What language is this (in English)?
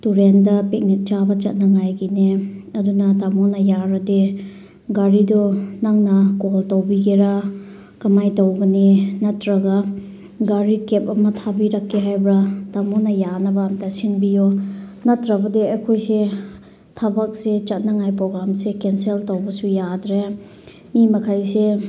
Manipuri